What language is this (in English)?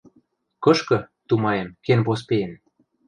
Western Mari